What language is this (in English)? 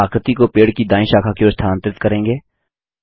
Hindi